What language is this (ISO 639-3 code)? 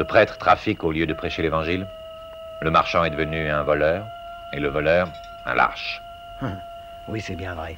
fra